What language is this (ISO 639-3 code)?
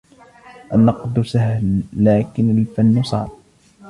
ara